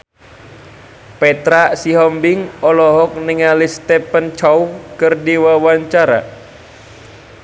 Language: Sundanese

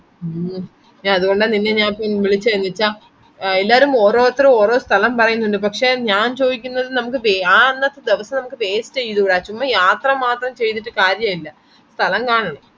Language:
Malayalam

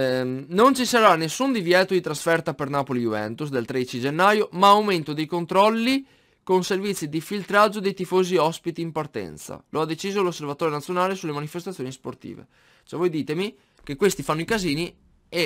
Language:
Italian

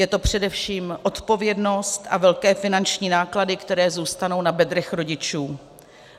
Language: Czech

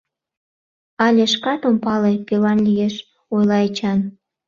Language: Mari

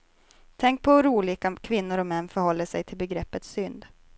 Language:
Swedish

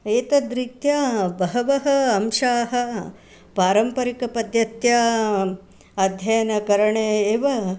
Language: Sanskrit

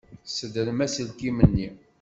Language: Kabyle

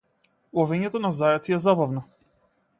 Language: Macedonian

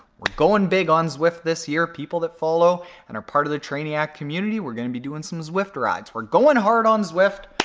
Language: English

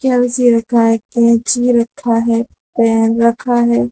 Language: Hindi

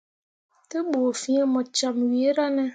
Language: Mundang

